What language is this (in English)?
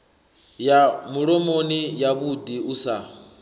Venda